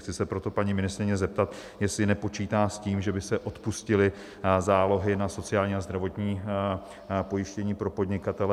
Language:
Czech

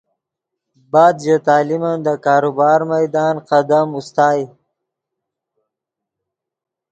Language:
Yidgha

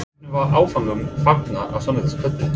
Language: Icelandic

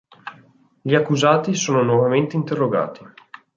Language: Italian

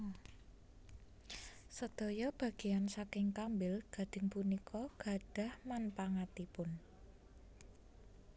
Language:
Javanese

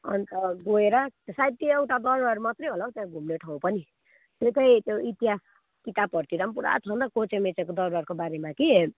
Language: Nepali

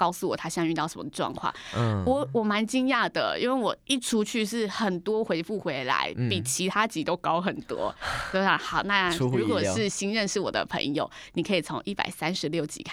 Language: Chinese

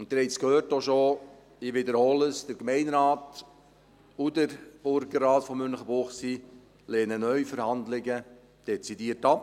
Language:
Swiss German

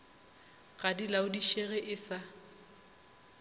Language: Northern Sotho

